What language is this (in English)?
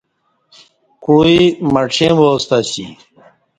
Kati